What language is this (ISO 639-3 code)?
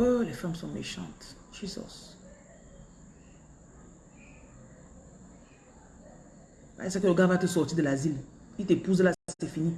fra